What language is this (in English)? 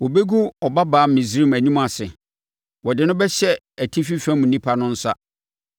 Akan